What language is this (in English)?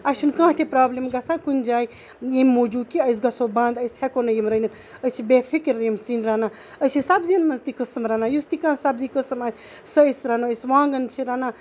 Kashmiri